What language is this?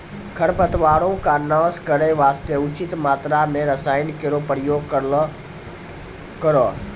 Maithili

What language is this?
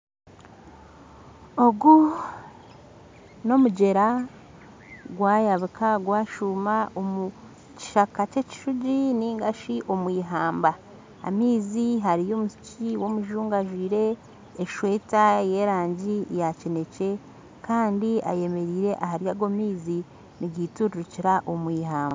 Nyankole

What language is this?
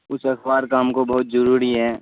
Urdu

